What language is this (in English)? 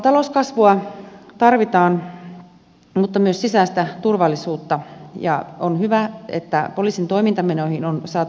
Finnish